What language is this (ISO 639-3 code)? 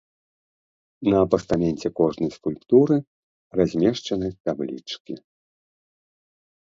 bel